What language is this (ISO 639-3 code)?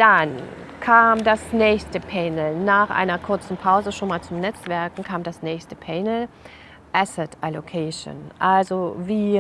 deu